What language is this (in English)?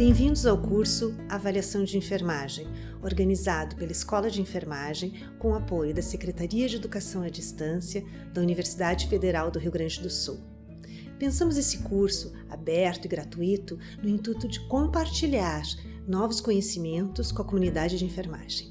Portuguese